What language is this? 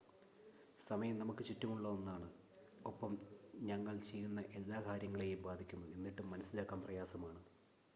Malayalam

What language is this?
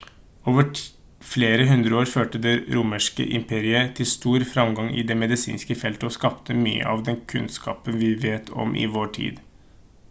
Norwegian Bokmål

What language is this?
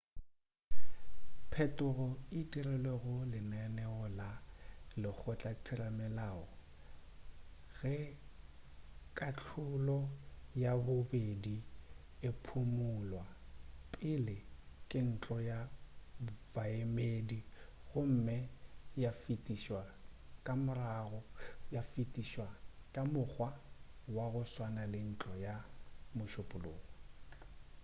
Northern Sotho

